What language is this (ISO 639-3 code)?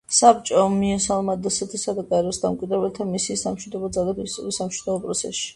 kat